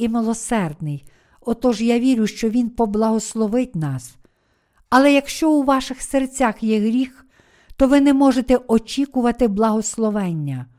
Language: Ukrainian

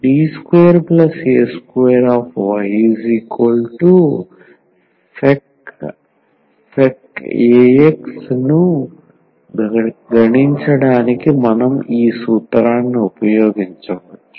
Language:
Telugu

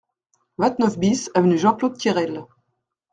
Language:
French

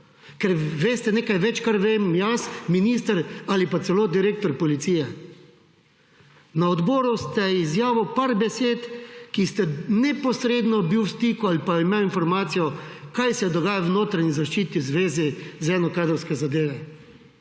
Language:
Slovenian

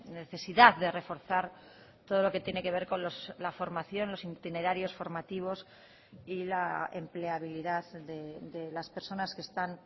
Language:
Spanish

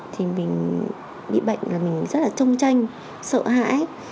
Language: Vietnamese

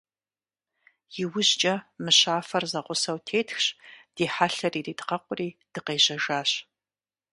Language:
Kabardian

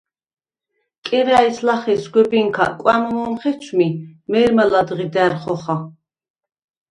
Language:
Svan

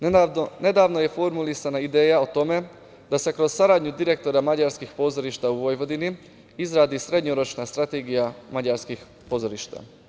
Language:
Serbian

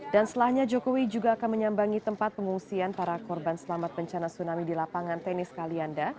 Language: Indonesian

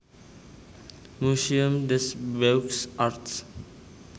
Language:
Javanese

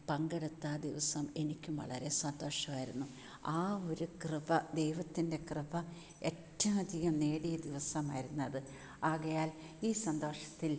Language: Malayalam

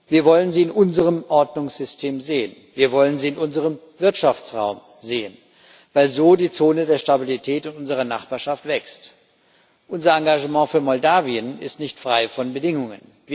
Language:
German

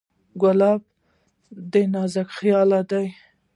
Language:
Pashto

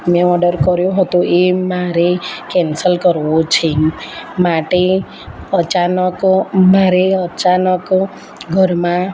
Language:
Gujarati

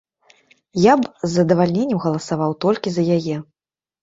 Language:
Belarusian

